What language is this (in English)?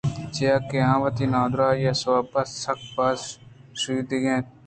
Eastern Balochi